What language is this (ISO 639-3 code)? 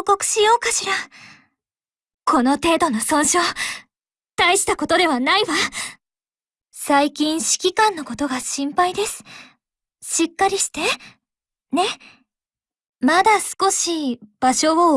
jpn